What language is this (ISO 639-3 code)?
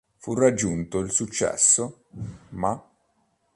ita